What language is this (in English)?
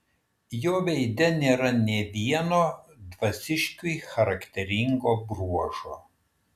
Lithuanian